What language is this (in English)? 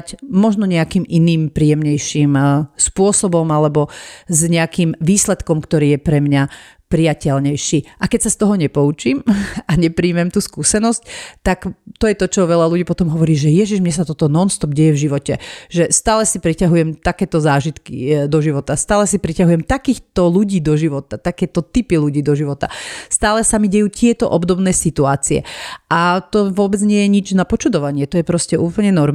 Slovak